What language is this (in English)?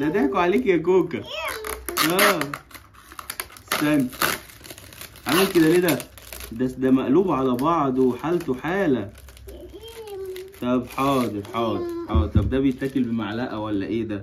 Arabic